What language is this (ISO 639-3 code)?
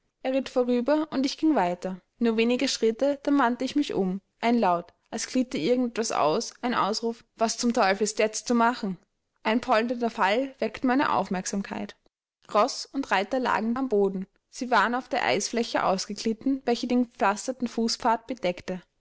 deu